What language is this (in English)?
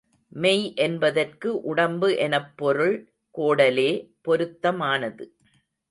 Tamil